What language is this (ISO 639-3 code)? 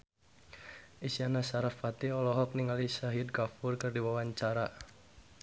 sun